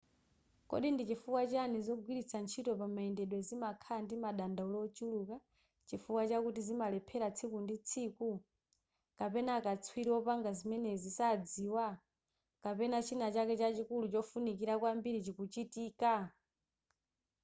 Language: Nyanja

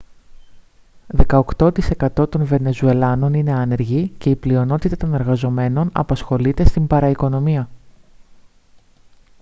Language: Greek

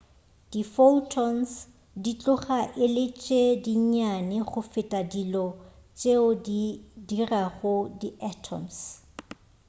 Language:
Northern Sotho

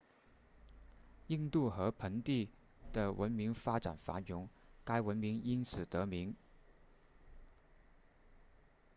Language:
Chinese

